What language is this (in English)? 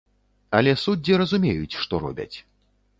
Belarusian